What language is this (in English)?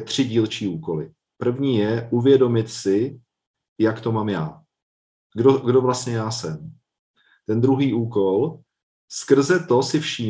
Czech